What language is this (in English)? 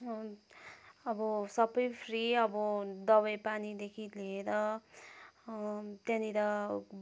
Nepali